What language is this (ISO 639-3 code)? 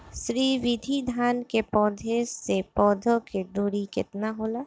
bho